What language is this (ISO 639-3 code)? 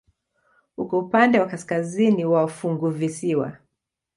swa